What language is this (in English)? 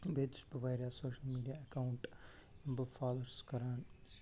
Kashmiri